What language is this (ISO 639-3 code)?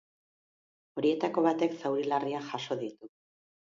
eus